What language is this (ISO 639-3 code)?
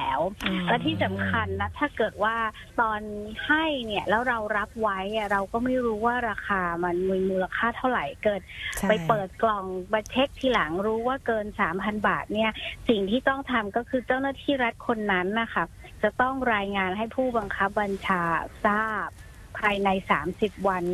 tha